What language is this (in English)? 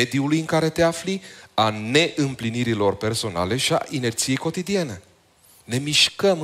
Romanian